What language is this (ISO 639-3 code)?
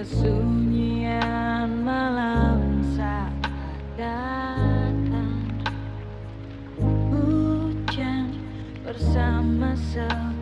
ind